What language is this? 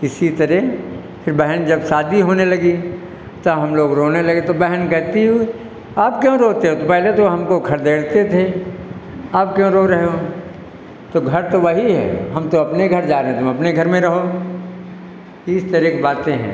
Hindi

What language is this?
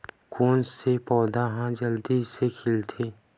Chhattisgarhi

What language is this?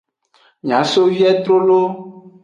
Aja (Benin)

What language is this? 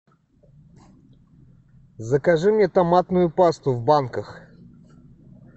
Russian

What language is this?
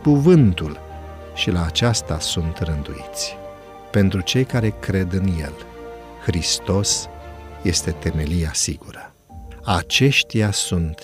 Romanian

